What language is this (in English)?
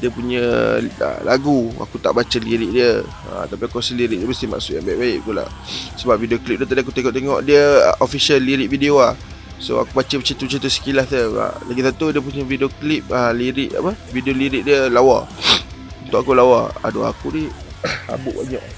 Malay